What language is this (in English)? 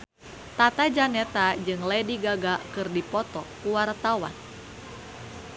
Sundanese